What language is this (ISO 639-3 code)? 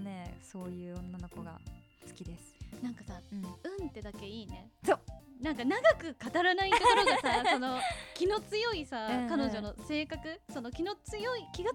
jpn